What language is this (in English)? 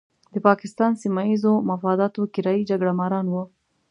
Pashto